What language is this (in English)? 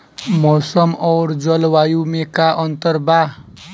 Bhojpuri